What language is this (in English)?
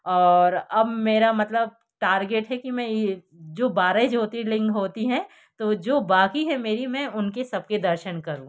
Hindi